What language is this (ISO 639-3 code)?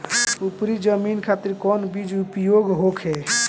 bho